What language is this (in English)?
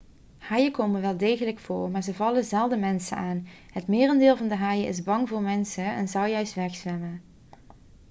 Dutch